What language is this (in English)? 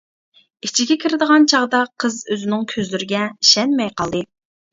Uyghur